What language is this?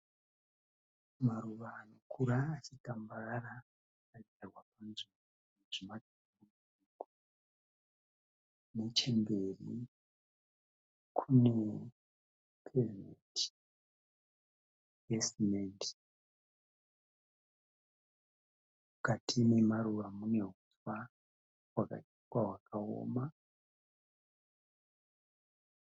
Shona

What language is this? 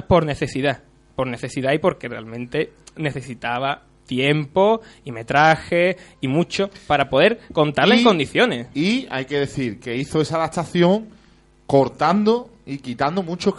Spanish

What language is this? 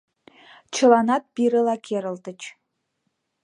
Mari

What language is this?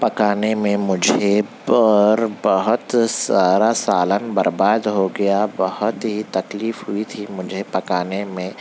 Urdu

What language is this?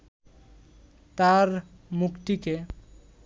Bangla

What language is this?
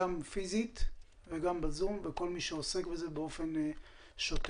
Hebrew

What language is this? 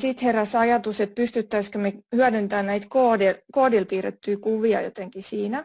Finnish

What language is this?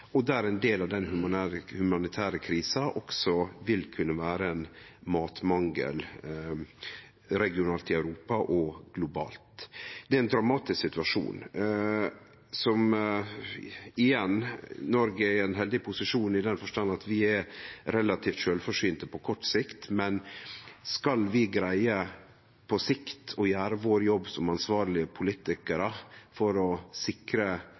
Norwegian Nynorsk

